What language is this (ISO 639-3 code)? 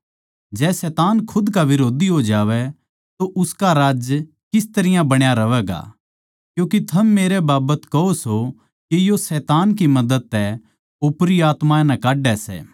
bgc